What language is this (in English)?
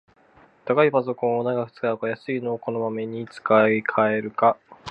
Japanese